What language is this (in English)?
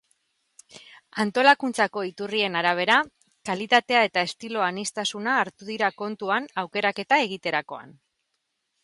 Basque